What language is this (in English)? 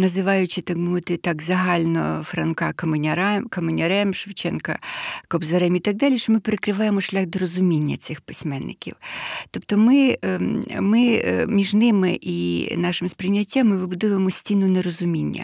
Ukrainian